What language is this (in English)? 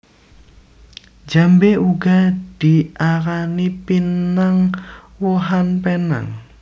Javanese